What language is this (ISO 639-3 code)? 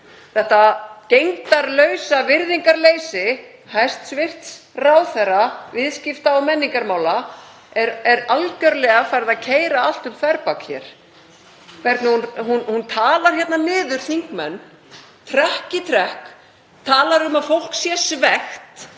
isl